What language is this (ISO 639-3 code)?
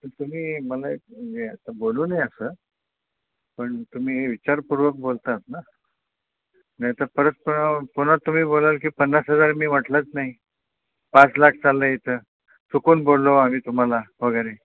mar